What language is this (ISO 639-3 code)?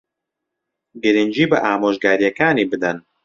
ckb